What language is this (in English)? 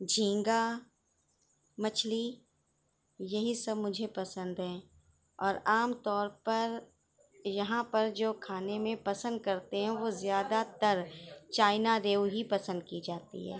Urdu